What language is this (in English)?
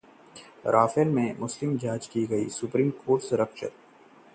Hindi